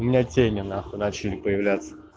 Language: Russian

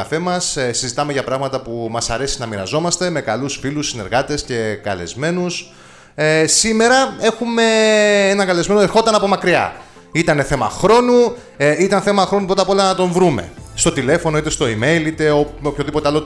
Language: Greek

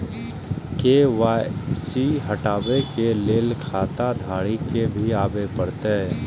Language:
Maithili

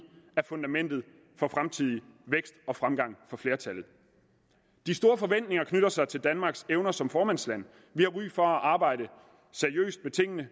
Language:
Danish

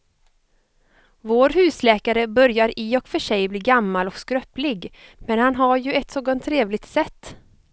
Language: Swedish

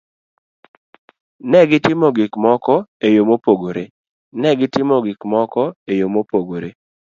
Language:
Luo (Kenya and Tanzania)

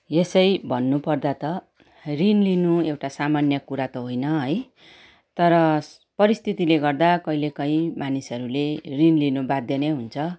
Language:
Nepali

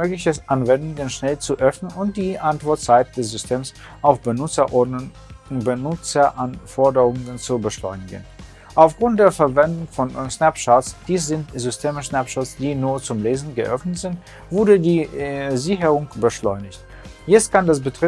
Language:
German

